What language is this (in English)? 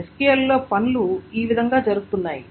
Telugu